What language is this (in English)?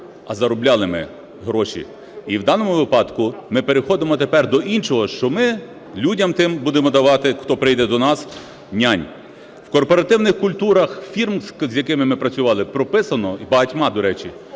Ukrainian